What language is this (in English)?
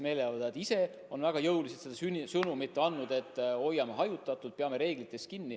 Estonian